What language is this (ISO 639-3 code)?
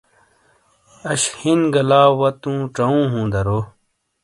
scl